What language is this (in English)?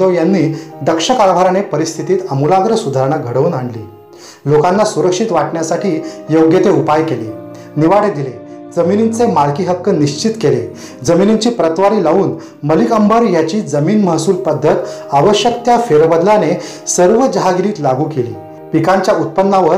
Korean